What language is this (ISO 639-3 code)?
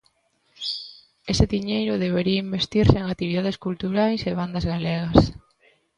glg